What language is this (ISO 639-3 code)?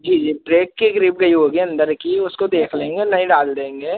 hin